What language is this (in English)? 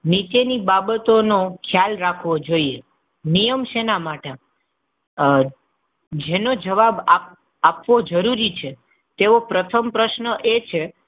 Gujarati